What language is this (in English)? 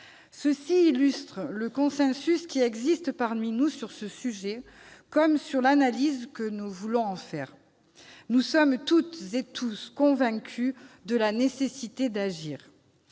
French